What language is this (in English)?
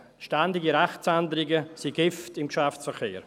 Swiss German